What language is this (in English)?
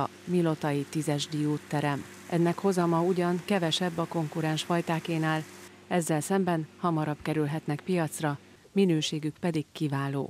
Hungarian